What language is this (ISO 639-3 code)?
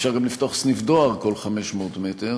heb